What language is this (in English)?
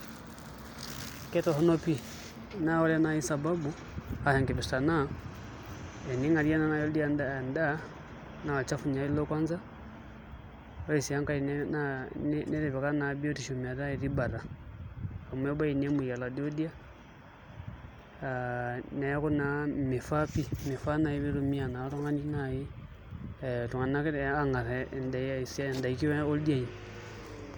Masai